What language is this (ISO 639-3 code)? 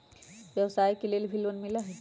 mag